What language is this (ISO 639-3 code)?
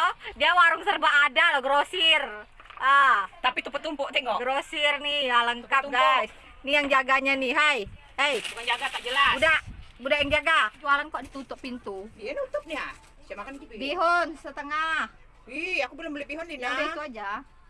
ind